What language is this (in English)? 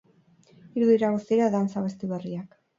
Basque